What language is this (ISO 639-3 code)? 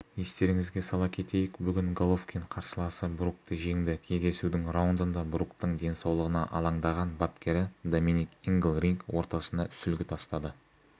kaz